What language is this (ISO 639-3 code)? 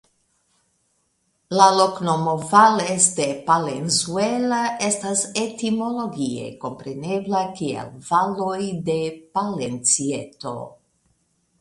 epo